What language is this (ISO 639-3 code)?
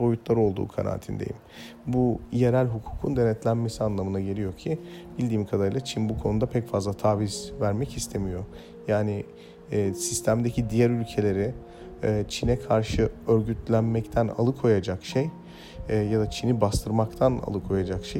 tur